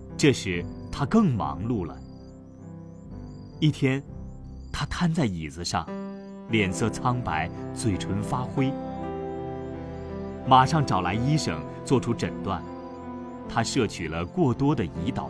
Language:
Chinese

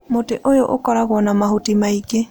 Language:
Kikuyu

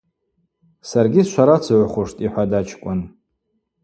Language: Abaza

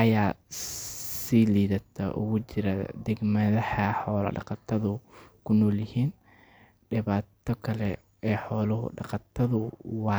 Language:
Somali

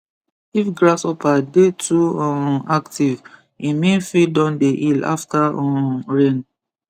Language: Nigerian Pidgin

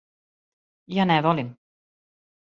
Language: Serbian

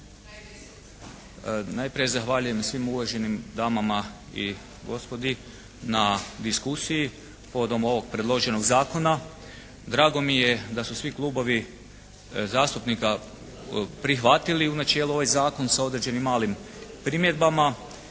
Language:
Croatian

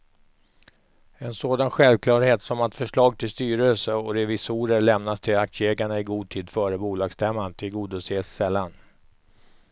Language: Swedish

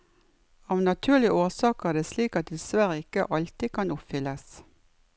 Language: Norwegian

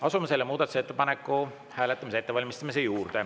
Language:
Estonian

